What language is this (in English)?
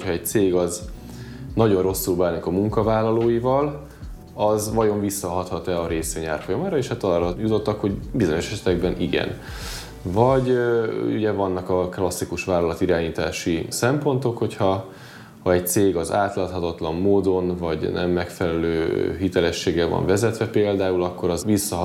Hungarian